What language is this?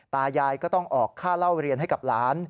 Thai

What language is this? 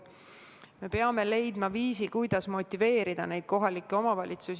Estonian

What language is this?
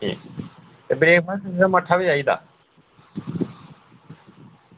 Dogri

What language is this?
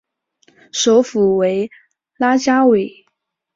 Chinese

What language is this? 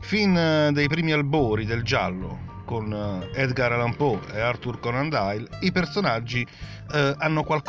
Italian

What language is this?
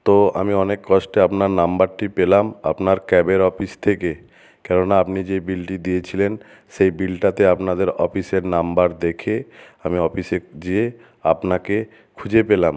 Bangla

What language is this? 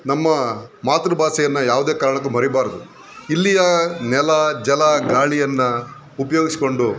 Kannada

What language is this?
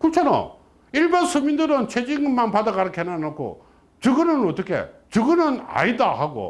Korean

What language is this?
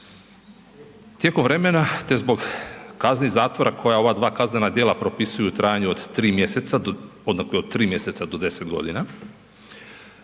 Croatian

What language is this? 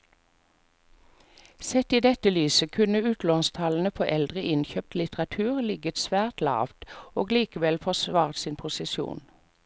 Norwegian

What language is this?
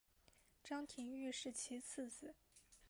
Chinese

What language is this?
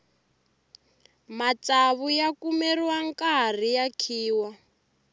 Tsonga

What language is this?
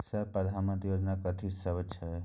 Maithili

